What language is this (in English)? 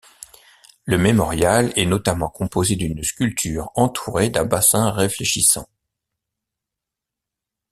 French